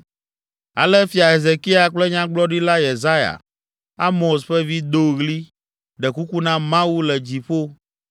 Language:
Ewe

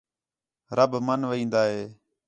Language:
Khetrani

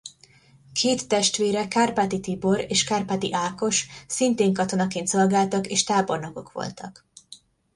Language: Hungarian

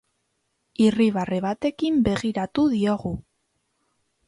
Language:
Basque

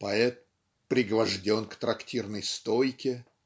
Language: Russian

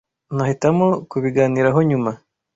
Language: Kinyarwanda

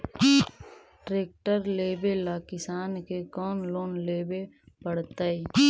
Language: Magahi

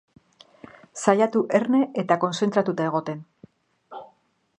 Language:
Basque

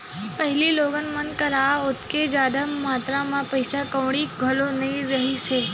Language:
Chhattisgarhi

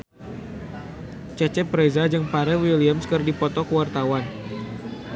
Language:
Sundanese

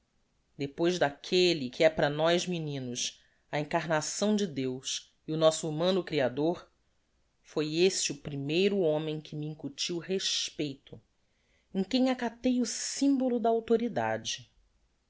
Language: Portuguese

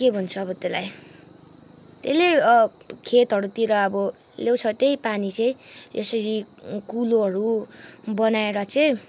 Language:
Nepali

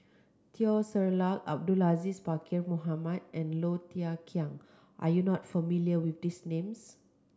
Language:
English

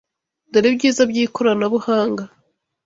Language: Kinyarwanda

